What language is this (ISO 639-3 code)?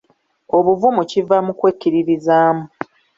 lug